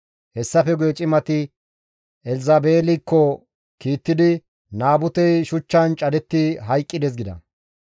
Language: Gamo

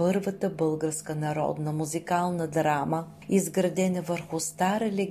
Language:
Bulgarian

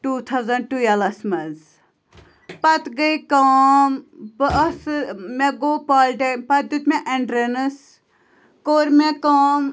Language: Kashmiri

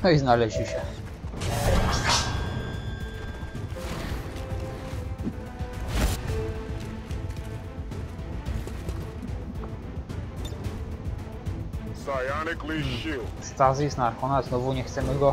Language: Polish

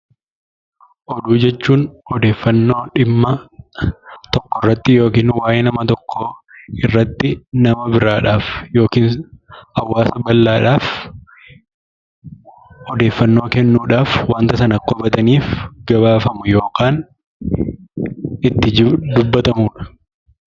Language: Oromo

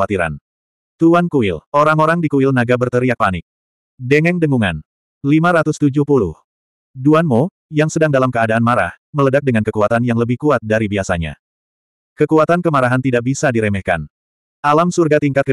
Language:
Indonesian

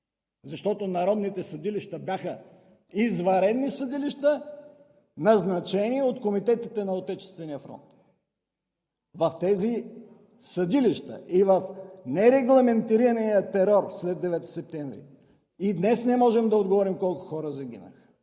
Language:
Bulgarian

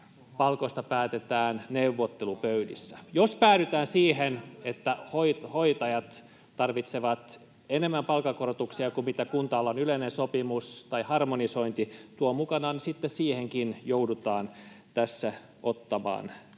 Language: Finnish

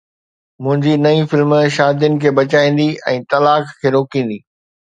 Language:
Sindhi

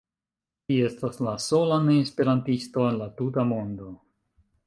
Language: Esperanto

